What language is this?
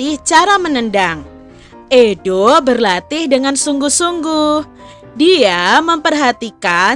Indonesian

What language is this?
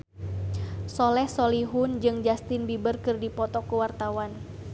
Sundanese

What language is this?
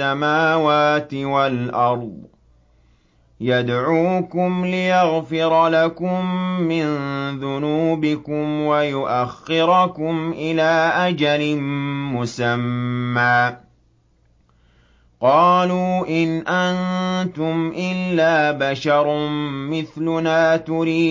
Arabic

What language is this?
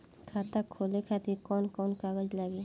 Bhojpuri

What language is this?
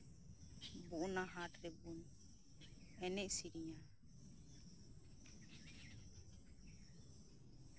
Santali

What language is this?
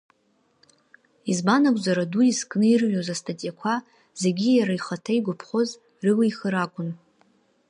Abkhazian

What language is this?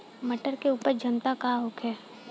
Bhojpuri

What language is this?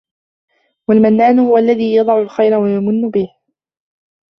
Arabic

